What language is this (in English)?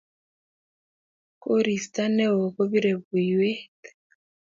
Kalenjin